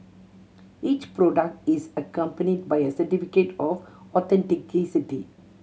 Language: English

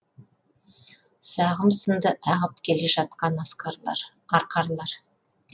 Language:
Kazakh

